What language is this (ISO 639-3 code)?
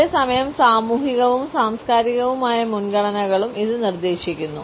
mal